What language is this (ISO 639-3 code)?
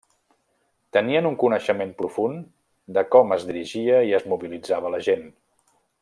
cat